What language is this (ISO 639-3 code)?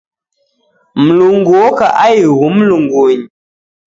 dav